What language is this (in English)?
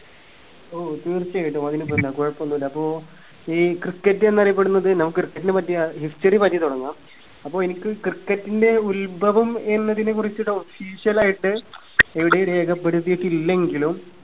Malayalam